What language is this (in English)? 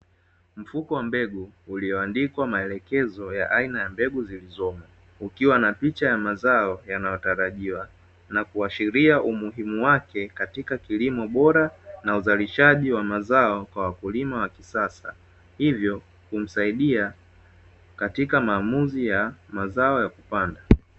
Swahili